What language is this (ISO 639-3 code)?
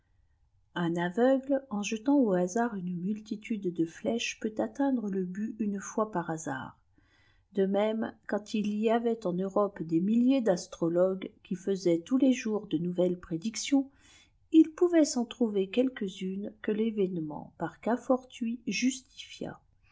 fra